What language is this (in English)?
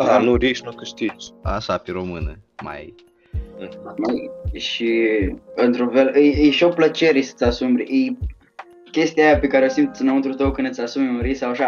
Romanian